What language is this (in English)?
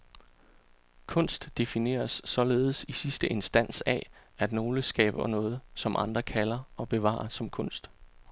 Danish